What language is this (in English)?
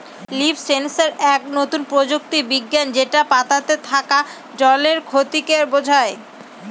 Bangla